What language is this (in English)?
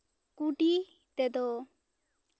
Santali